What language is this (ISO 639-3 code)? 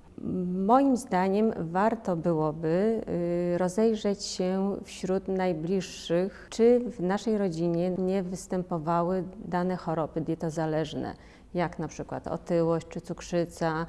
pol